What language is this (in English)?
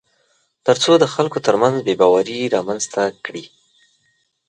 Pashto